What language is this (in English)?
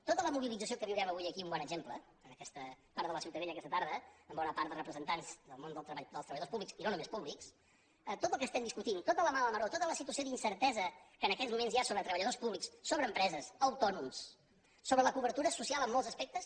Catalan